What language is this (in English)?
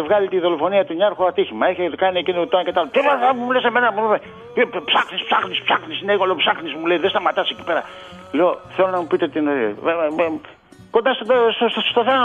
Greek